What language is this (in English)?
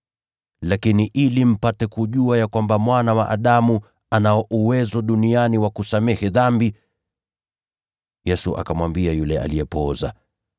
Swahili